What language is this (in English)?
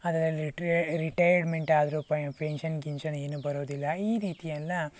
Kannada